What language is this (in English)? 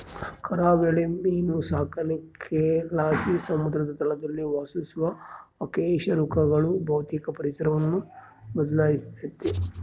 Kannada